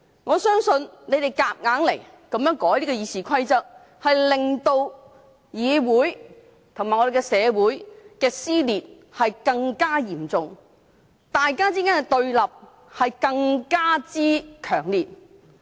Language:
Cantonese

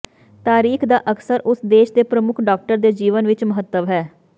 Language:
Punjabi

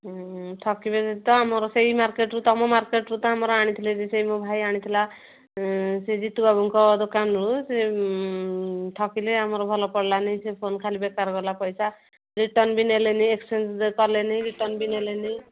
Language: Odia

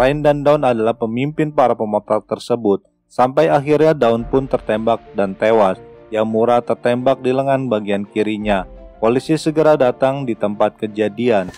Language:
Indonesian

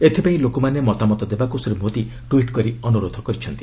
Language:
Odia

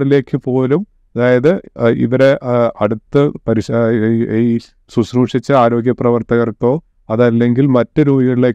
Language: Malayalam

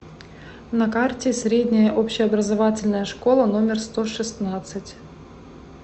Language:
Russian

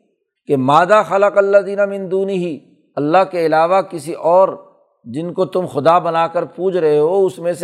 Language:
Urdu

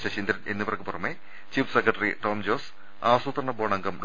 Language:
Malayalam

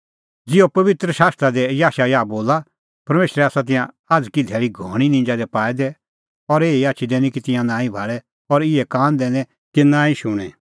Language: Kullu Pahari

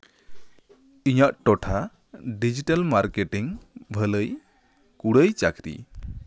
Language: Santali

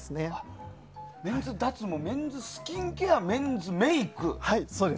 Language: Japanese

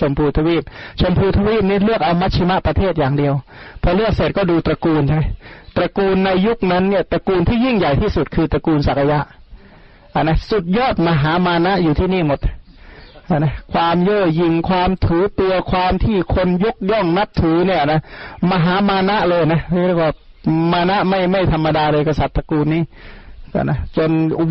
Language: Thai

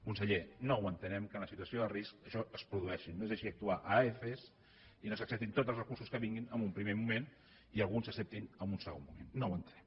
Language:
Catalan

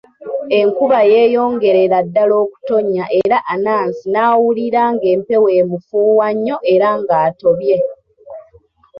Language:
Ganda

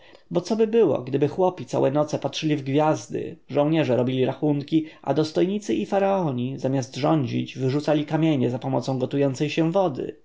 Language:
Polish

